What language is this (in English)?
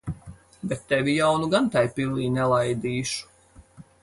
Latvian